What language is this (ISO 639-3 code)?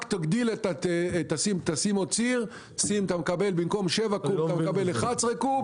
heb